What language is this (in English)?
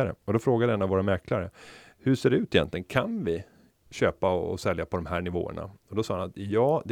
Swedish